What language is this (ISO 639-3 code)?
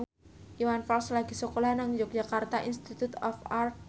jav